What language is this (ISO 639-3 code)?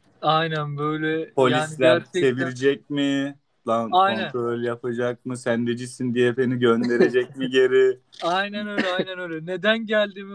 tur